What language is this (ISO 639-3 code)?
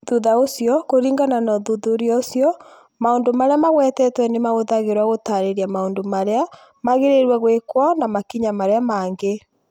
kik